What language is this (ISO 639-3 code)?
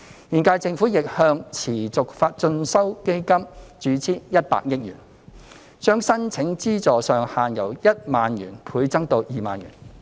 yue